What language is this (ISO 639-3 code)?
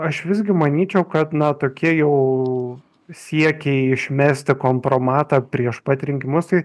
lit